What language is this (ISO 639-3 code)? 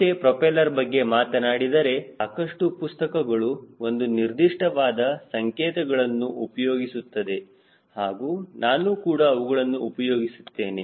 kan